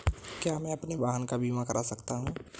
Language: Hindi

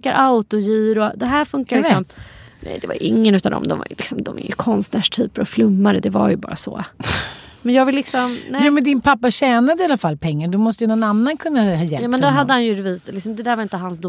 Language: Swedish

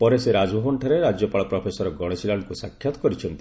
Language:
Odia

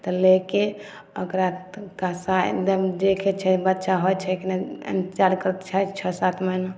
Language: Maithili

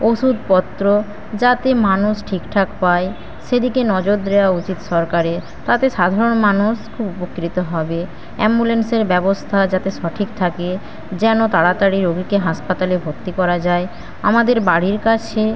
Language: Bangla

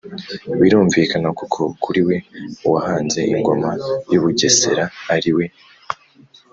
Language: Kinyarwanda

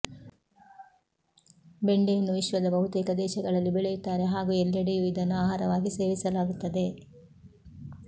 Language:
Kannada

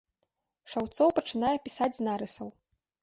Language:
Belarusian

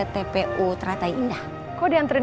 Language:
Indonesian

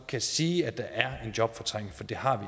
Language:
Danish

